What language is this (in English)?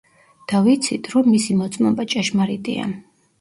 Georgian